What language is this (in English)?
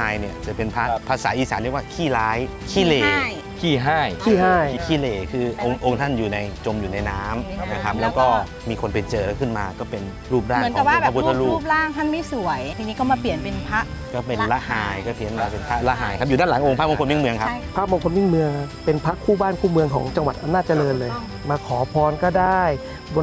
Thai